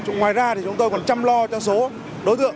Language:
Vietnamese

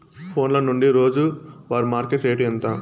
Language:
Telugu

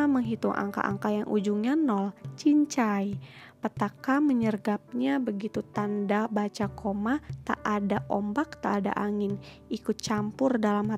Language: Indonesian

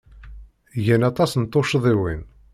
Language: Kabyle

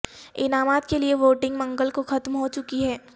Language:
Urdu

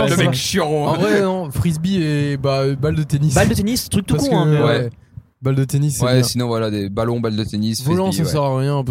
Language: French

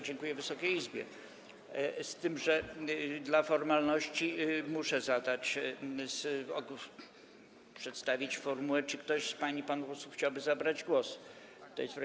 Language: Polish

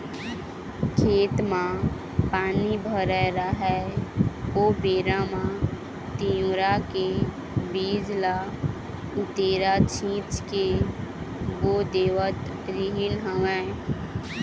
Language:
Chhattisgarhi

